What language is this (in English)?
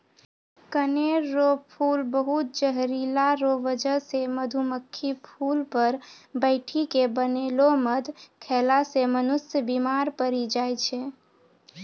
Maithili